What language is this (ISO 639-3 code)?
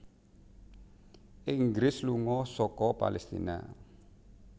jav